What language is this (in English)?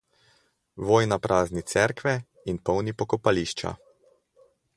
Slovenian